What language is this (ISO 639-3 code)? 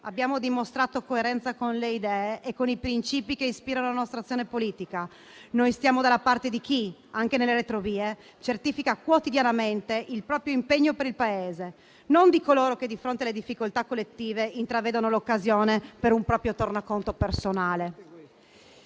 ita